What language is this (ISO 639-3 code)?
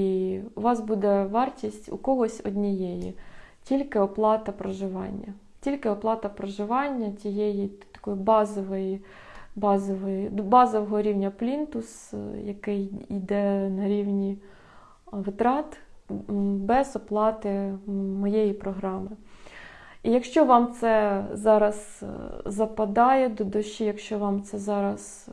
ukr